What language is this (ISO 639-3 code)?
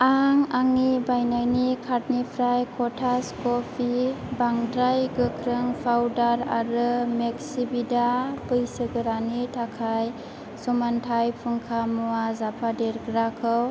brx